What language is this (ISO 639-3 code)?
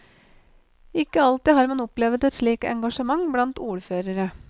nor